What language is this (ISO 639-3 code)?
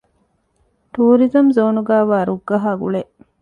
div